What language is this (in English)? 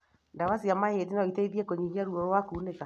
Kikuyu